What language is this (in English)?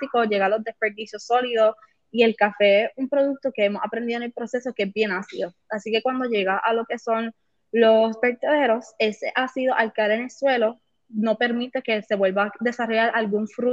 Spanish